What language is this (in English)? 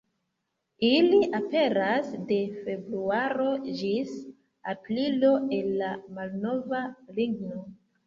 Esperanto